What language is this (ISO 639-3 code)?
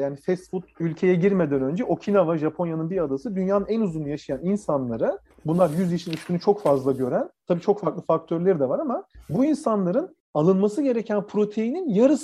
tur